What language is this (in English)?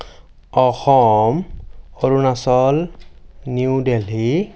Assamese